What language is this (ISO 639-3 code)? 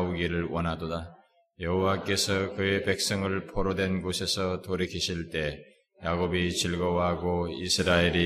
kor